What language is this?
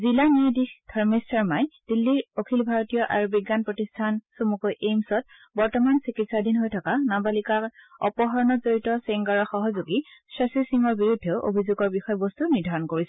Assamese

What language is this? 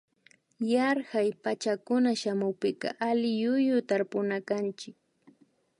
Imbabura Highland Quichua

